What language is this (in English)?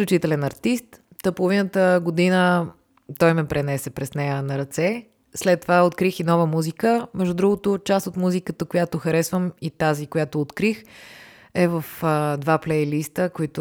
Bulgarian